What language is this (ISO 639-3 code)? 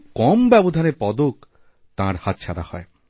ben